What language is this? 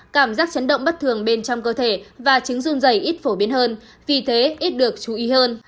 Vietnamese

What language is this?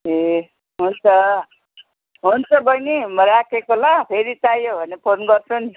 Nepali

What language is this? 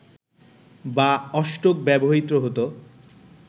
Bangla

